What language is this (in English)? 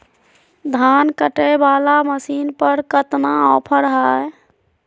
Magahi